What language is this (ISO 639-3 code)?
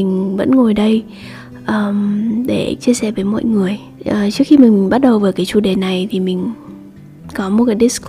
vie